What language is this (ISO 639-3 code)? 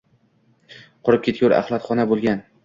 uzb